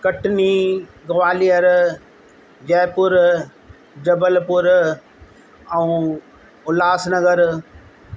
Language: Sindhi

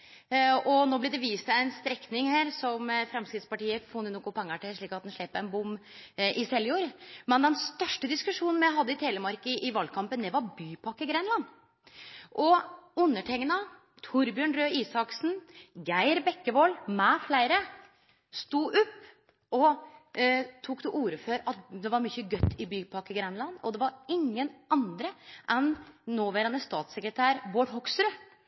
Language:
Norwegian Nynorsk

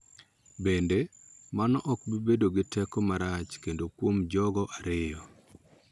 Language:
Luo (Kenya and Tanzania)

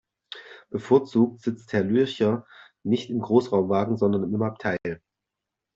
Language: German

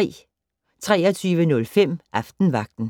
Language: Danish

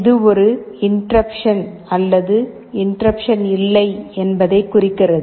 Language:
Tamil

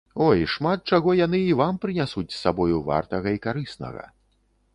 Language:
Belarusian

